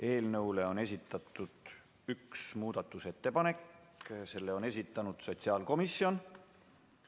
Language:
Estonian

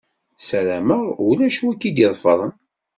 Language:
Kabyle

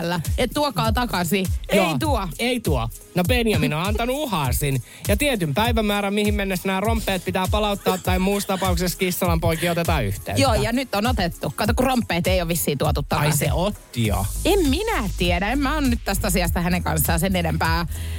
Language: Finnish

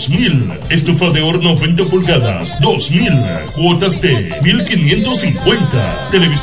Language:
Spanish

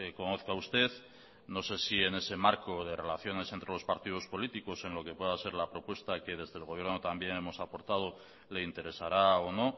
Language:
Spanish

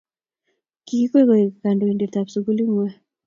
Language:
Kalenjin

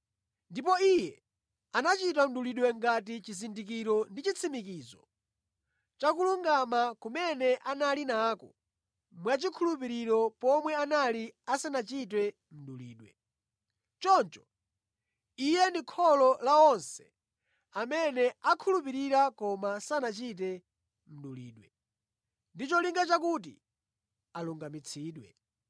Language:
Nyanja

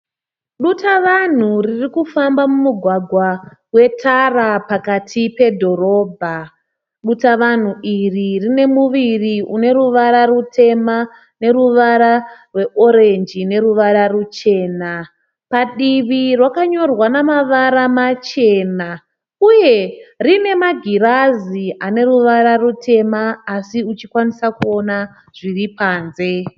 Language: Shona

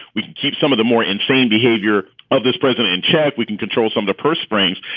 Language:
English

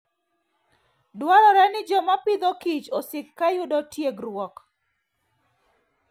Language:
Luo (Kenya and Tanzania)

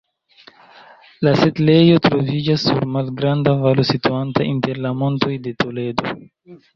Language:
Esperanto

